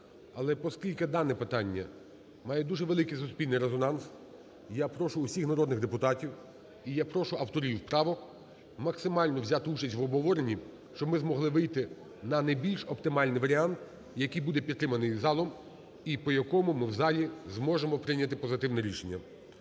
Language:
Ukrainian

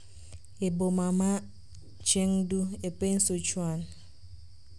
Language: Luo (Kenya and Tanzania)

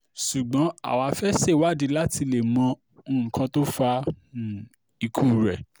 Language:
Yoruba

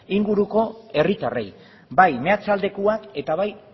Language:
Basque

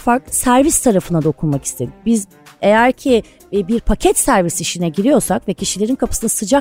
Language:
Turkish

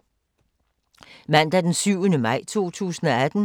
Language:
Danish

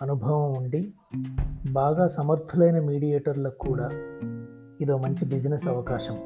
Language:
Telugu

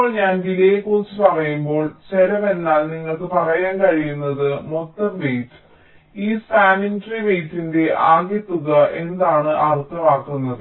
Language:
Malayalam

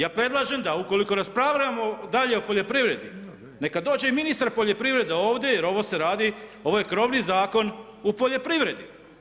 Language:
Croatian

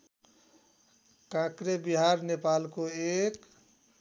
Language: Nepali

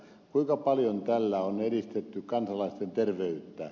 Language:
Finnish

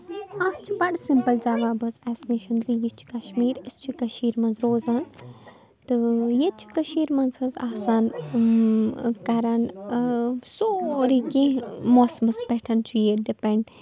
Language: Kashmiri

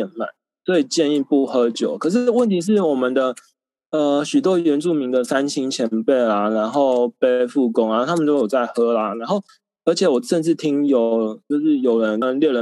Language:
Chinese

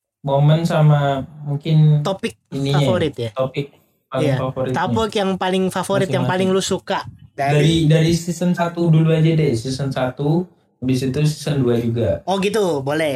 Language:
Indonesian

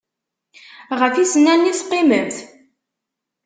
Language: Kabyle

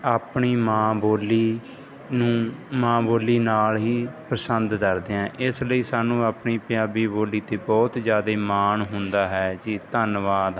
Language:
Punjabi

